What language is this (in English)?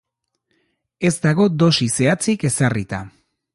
Basque